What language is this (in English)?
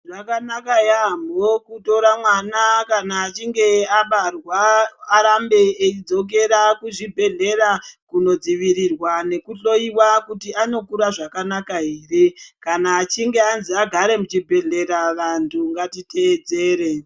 Ndau